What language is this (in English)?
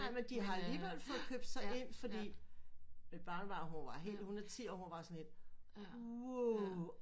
Danish